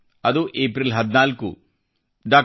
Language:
Kannada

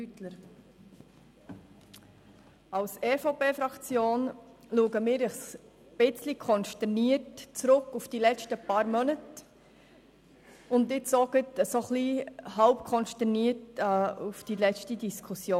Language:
Swiss German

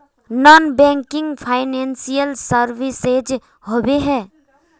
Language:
Magahi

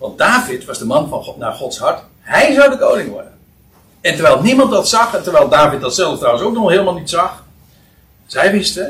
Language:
Dutch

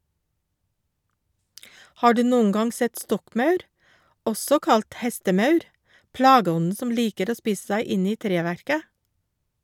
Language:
Norwegian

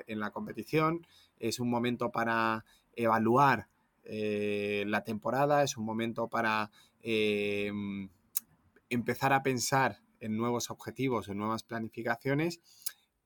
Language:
Spanish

